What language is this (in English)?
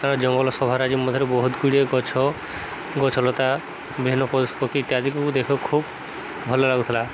Odia